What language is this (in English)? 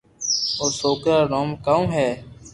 Loarki